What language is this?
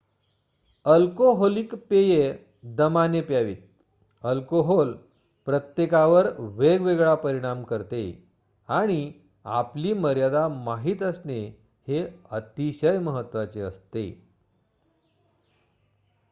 Marathi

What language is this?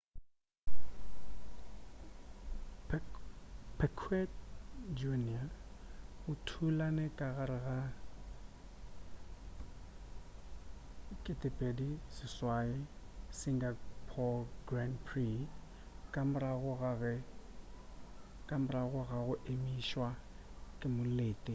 Northern Sotho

